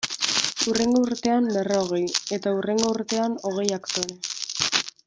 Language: Basque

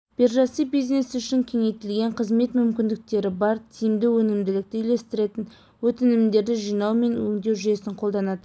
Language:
Kazakh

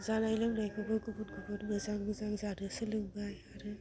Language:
Bodo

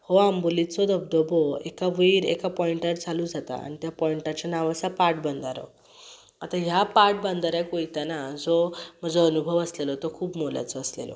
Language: Konkani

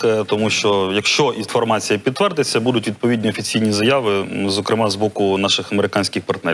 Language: Ukrainian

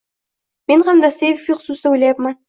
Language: Uzbek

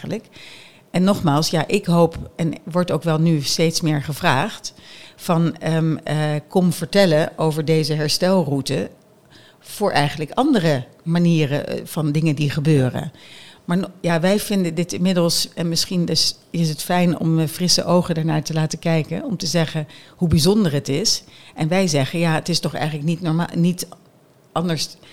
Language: Dutch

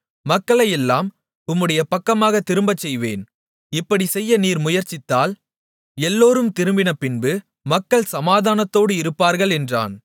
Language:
Tamil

